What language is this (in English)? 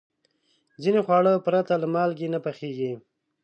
Pashto